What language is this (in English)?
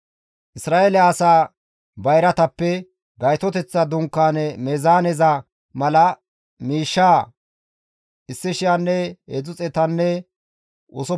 Gamo